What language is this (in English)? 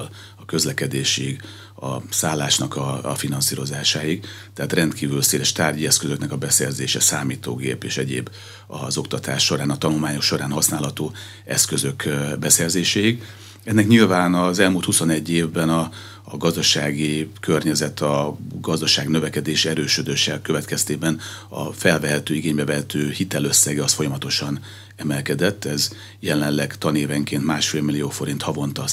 Hungarian